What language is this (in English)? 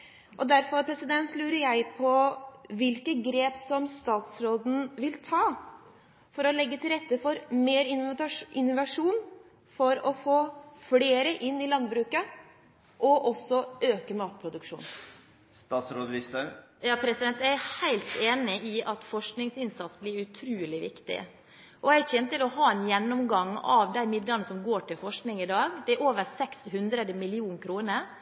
Norwegian Bokmål